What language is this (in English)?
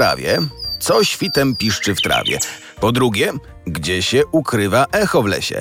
Polish